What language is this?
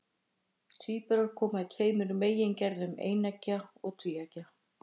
Icelandic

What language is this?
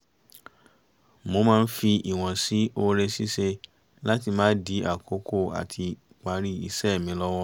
Yoruba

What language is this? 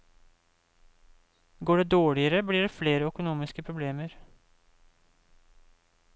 Norwegian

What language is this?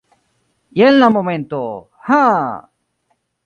Esperanto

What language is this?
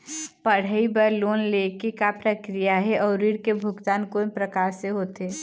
Chhattisgarhi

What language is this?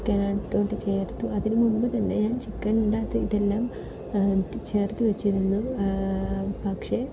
Malayalam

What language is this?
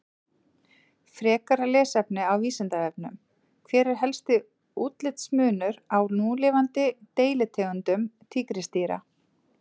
Icelandic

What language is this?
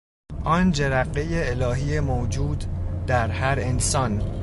Persian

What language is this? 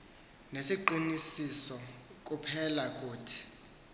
Xhosa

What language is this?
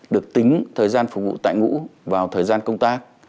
Vietnamese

